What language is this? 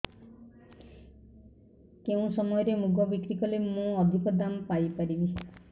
Odia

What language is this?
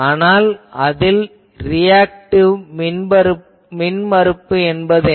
Tamil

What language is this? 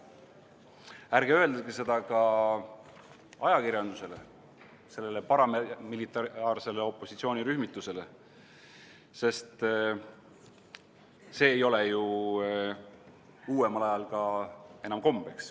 Estonian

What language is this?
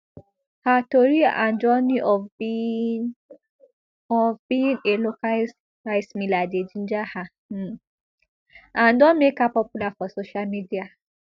Nigerian Pidgin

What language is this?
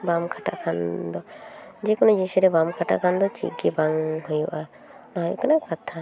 Santali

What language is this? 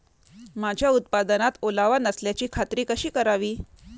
Marathi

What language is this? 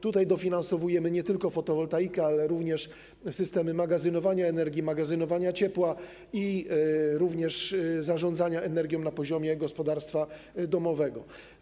Polish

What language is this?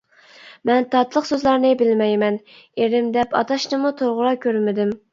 Uyghur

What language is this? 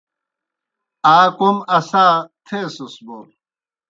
Kohistani Shina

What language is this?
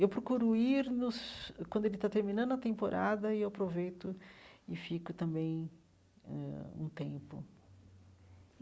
Portuguese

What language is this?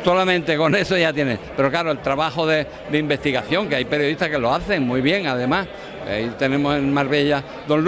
Spanish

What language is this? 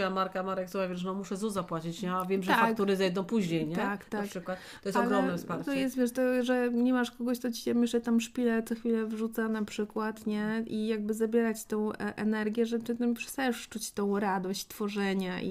Polish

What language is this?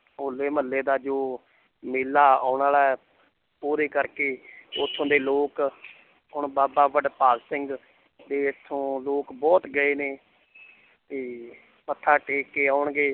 Punjabi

